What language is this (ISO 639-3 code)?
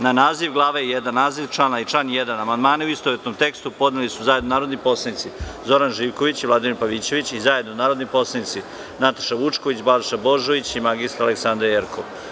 srp